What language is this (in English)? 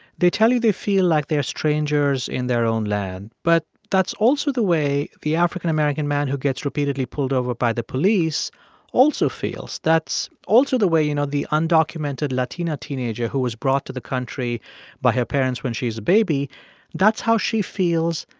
English